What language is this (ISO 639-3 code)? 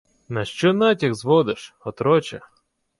ukr